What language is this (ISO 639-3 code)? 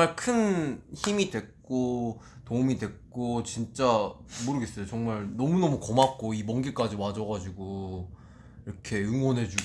kor